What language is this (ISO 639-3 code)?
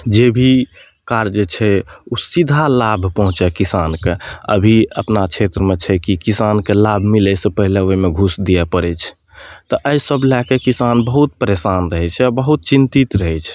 mai